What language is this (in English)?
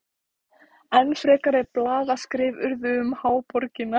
Icelandic